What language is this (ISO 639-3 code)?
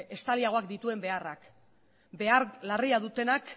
eus